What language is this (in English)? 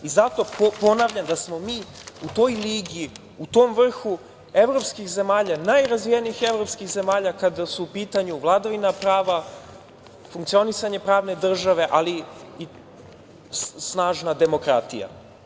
Serbian